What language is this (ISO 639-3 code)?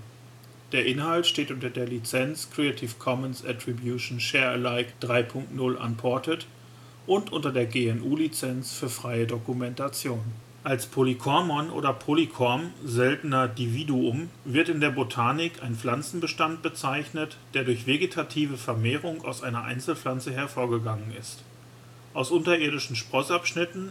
deu